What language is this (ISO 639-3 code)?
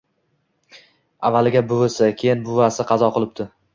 uzb